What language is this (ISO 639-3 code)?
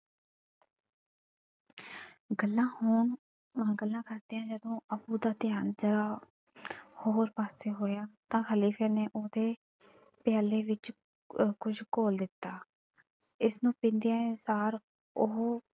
pan